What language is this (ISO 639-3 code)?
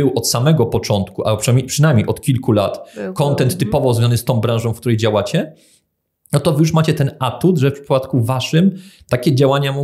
pol